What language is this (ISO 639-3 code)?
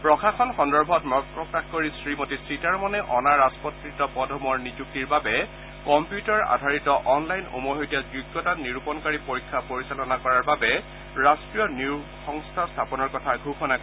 asm